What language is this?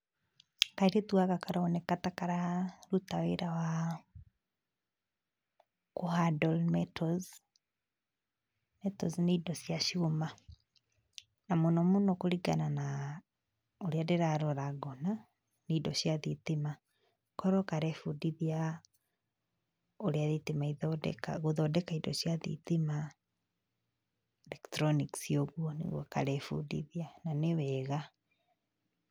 Kikuyu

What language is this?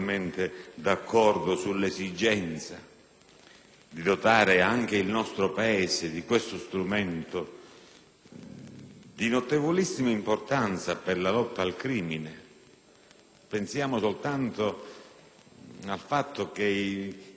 Italian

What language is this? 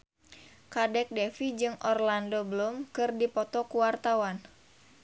Sundanese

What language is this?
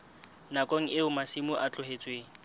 Southern Sotho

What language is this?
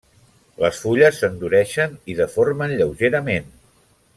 Catalan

